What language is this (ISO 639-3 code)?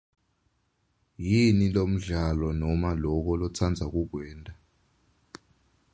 ssw